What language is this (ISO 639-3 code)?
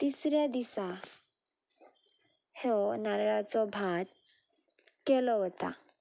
kok